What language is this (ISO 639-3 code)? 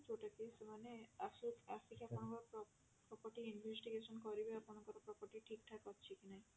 ori